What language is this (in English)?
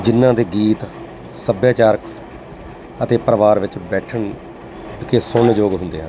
Punjabi